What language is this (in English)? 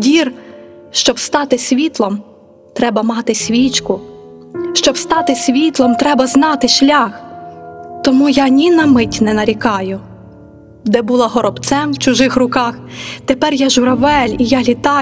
Ukrainian